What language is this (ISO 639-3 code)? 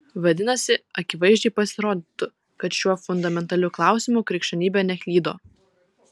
lit